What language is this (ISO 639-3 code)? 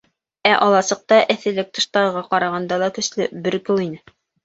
bak